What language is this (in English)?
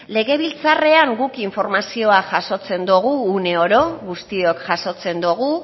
Basque